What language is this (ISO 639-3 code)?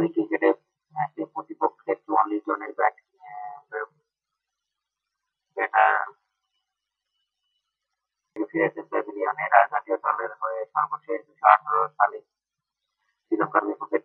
ind